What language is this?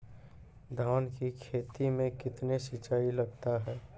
Maithili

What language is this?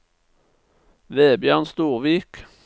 Norwegian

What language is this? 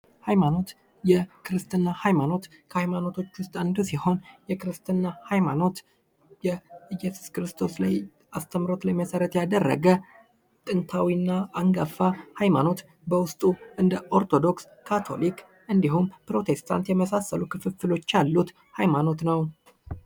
Amharic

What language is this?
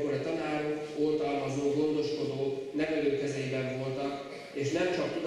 Hungarian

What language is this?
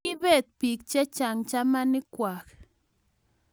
Kalenjin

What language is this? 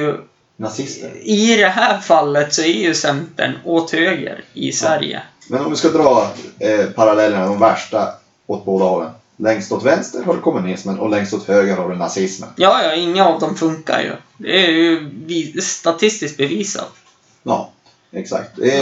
Swedish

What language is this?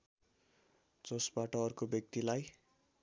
Nepali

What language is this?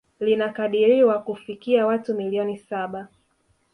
Swahili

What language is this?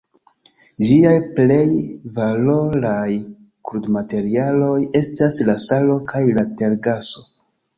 Esperanto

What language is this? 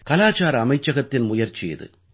Tamil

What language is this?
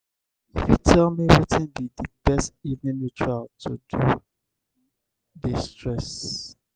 Nigerian Pidgin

